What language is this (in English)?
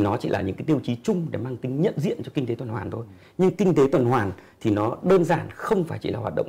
Vietnamese